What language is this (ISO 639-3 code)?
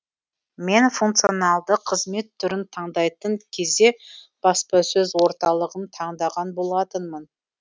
kaz